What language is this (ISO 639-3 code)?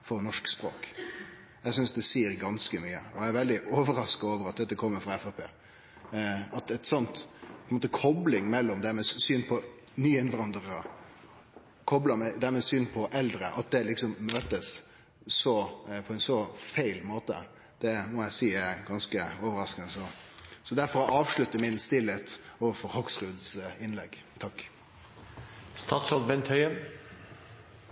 nno